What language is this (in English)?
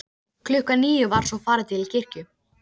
Icelandic